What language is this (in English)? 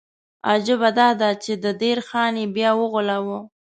Pashto